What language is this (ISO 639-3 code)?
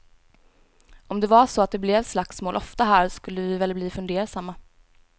swe